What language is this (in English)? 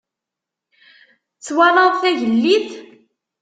Kabyle